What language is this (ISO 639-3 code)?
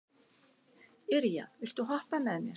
isl